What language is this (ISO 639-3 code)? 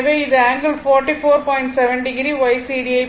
tam